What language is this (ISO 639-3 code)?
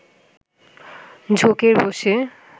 ben